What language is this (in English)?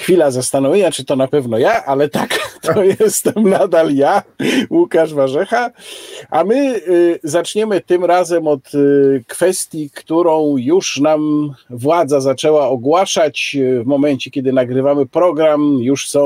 Polish